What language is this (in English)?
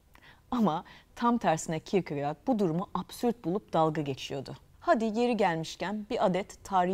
Turkish